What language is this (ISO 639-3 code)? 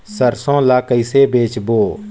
hne